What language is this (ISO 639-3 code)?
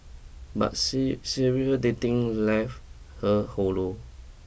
eng